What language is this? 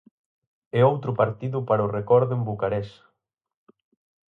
Galician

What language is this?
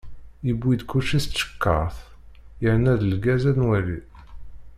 Kabyle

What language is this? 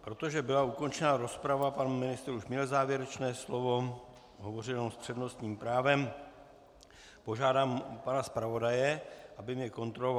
Czech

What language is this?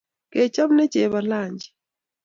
Kalenjin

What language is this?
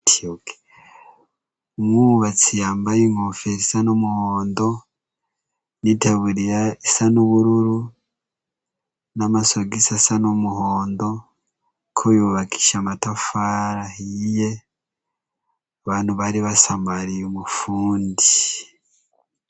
Rundi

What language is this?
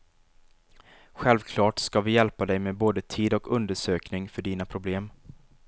Swedish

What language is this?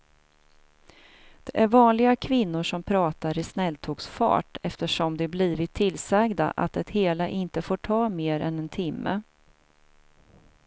Swedish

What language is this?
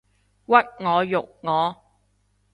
Cantonese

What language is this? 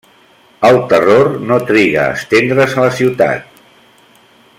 Catalan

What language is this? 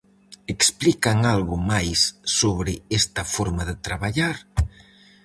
Galician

